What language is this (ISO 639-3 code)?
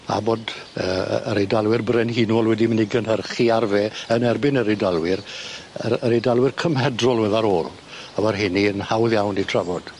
cym